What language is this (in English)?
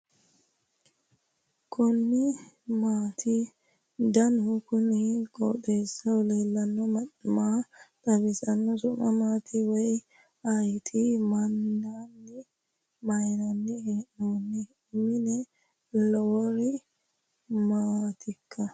Sidamo